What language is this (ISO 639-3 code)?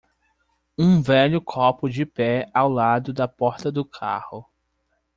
por